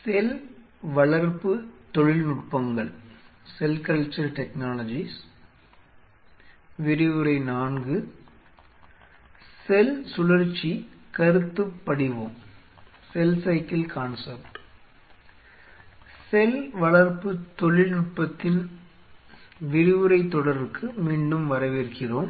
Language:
Tamil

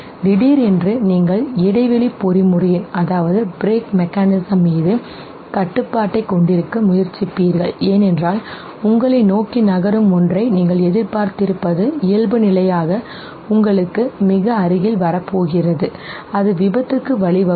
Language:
Tamil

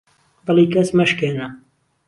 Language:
Central Kurdish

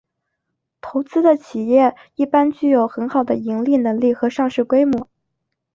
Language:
Chinese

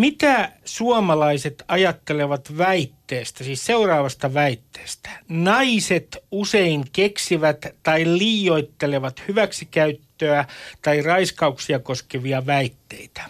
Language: Finnish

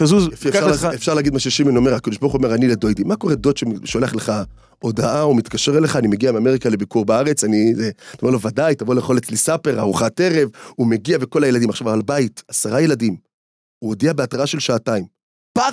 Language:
Hebrew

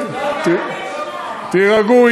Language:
Hebrew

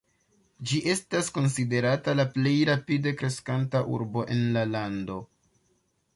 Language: Esperanto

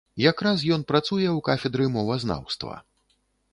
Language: Belarusian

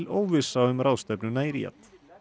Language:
Icelandic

